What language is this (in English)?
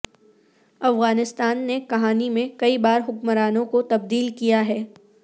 Urdu